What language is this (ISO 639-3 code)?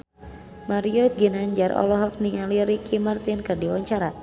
sun